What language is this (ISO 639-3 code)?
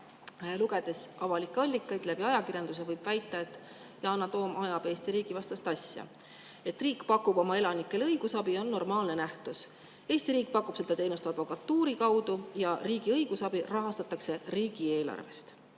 est